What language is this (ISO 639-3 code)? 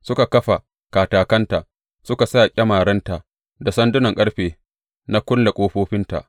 hau